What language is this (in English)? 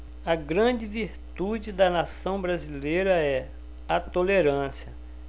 Portuguese